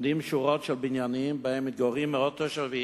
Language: Hebrew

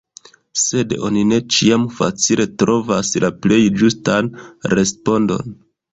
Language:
Esperanto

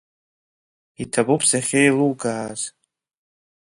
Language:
Abkhazian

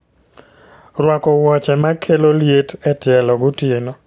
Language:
Luo (Kenya and Tanzania)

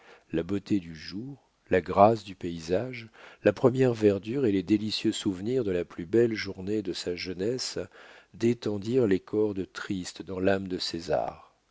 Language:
French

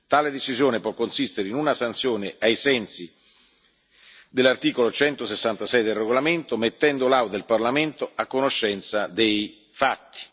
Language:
Italian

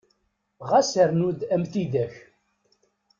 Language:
Kabyle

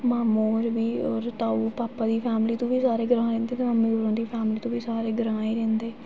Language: Dogri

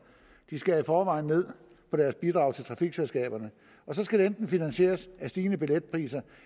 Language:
Danish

